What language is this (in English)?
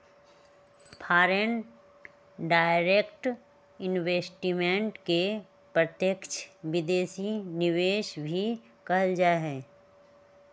Magahi